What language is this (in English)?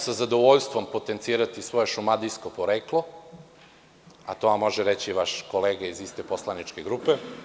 Serbian